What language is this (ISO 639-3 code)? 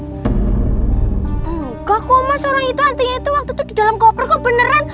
ind